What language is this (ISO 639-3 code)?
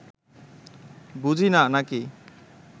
ben